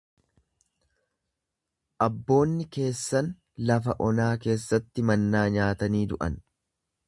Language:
Oromo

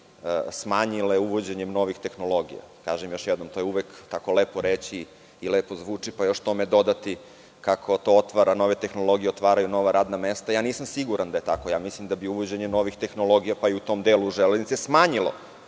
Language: Serbian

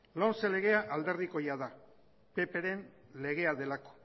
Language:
Basque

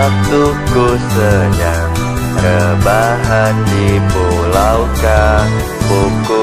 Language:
Thai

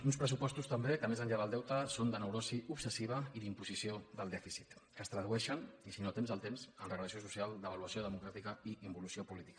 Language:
Catalan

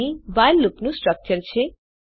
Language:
Gujarati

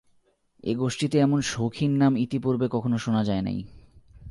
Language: Bangla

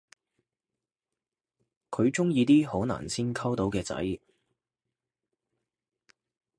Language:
Cantonese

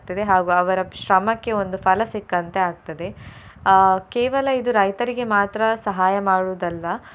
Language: Kannada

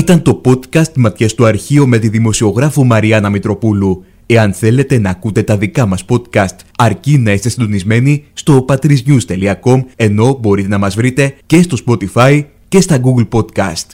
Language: Greek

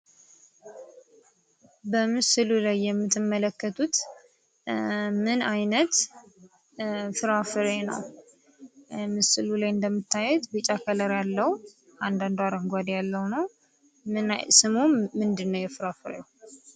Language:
Amharic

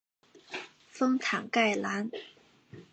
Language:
Chinese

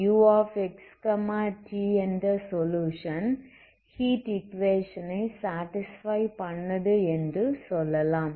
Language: Tamil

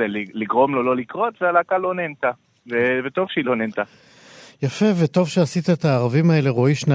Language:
Hebrew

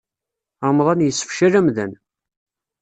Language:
Kabyle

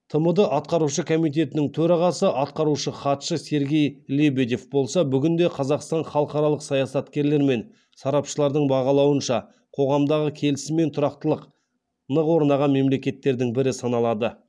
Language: Kazakh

